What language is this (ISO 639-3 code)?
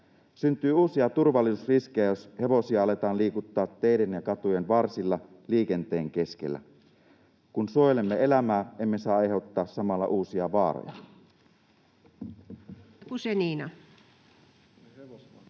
fin